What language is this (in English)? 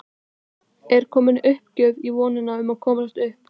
Icelandic